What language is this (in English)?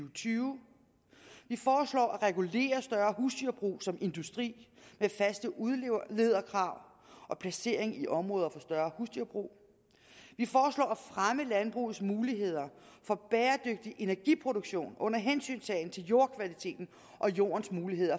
Danish